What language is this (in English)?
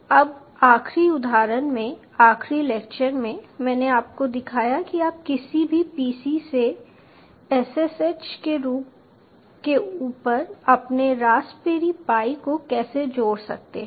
Hindi